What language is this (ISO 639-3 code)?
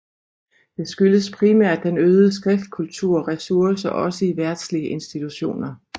dan